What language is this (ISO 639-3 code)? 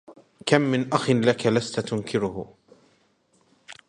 ara